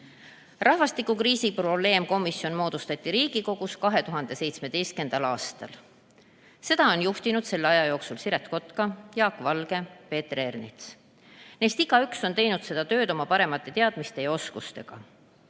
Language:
Estonian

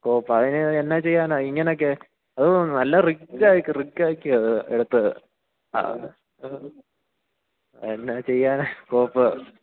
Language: Malayalam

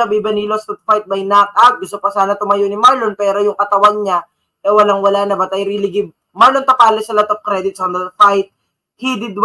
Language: Filipino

